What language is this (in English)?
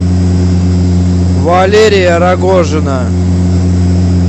Russian